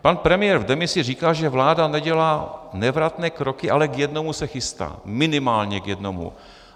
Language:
Czech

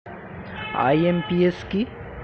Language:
Bangla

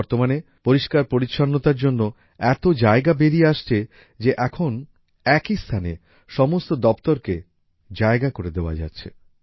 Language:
Bangla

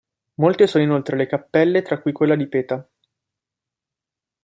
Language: Italian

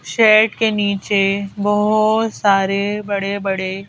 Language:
Hindi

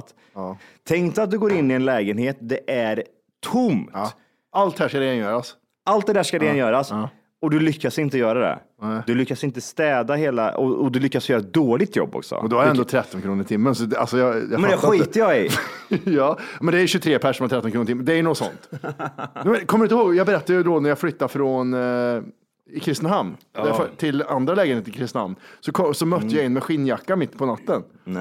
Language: Swedish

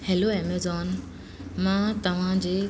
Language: Sindhi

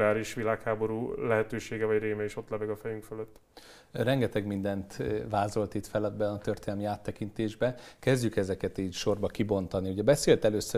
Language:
Hungarian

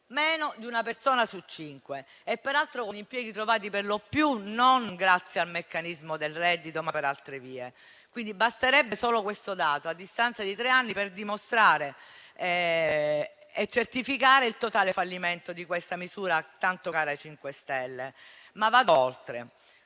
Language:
Italian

